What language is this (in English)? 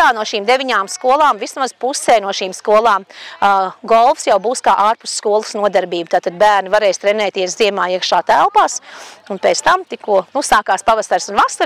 Latvian